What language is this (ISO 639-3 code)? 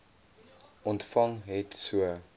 afr